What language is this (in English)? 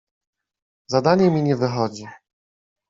Polish